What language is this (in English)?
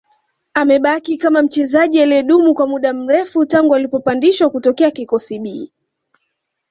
Swahili